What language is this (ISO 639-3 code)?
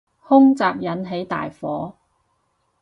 yue